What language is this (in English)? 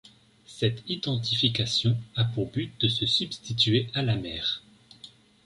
French